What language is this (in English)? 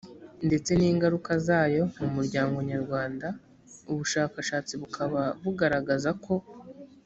Kinyarwanda